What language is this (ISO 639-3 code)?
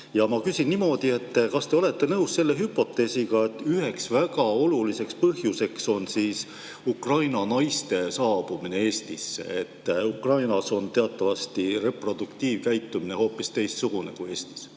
est